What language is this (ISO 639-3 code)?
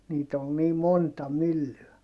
fin